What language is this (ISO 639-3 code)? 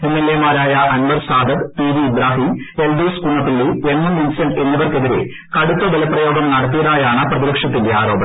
mal